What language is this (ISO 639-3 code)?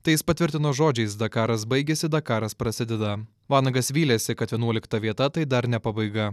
lit